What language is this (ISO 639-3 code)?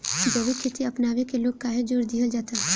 bho